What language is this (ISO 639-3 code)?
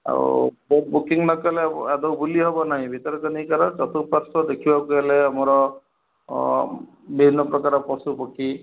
ori